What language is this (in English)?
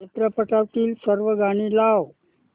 Marathi